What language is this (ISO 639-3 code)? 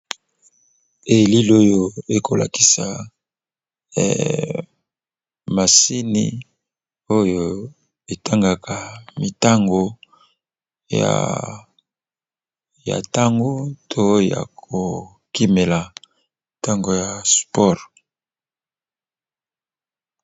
lin